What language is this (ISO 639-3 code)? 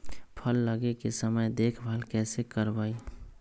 mag